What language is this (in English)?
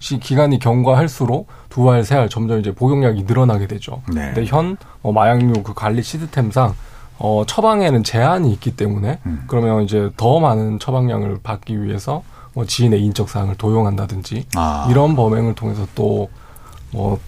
Korean